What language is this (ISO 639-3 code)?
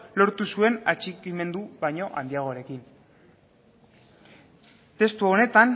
eus